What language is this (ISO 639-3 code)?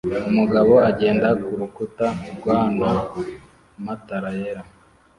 kin